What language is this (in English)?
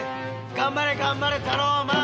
Japanese